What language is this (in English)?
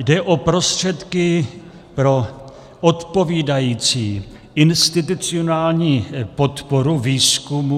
Czech